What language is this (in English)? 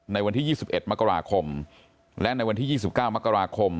Thai